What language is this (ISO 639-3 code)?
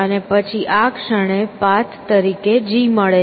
guj